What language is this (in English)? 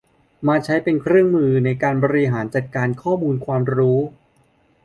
Thai